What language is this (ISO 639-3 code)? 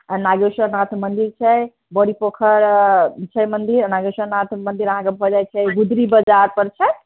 mai